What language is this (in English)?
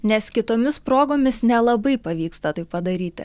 Lithuanian